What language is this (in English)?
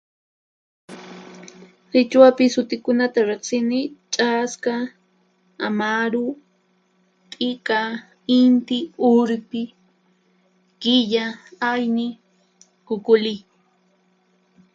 Puno Quechua